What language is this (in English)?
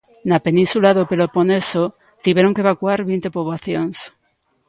Galician